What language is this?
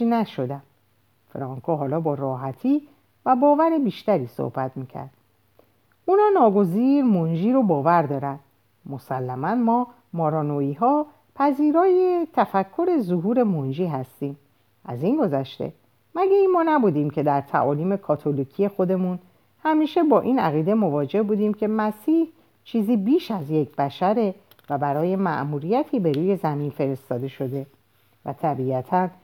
Persian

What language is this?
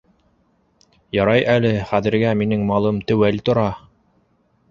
Bashkir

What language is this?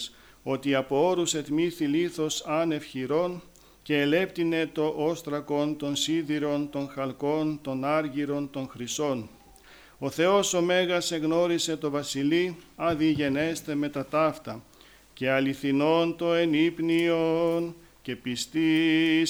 Greek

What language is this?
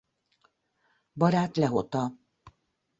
Hungarian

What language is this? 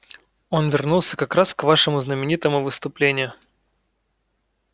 Russian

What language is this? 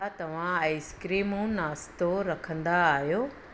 Sindhi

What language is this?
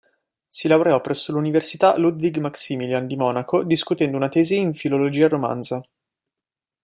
Italian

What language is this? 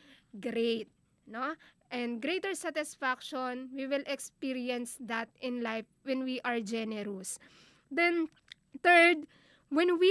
Filipino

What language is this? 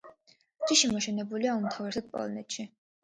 Georgian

